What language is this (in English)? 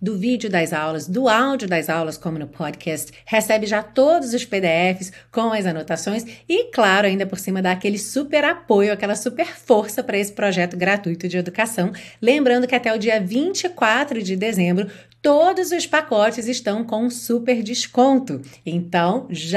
Portuguese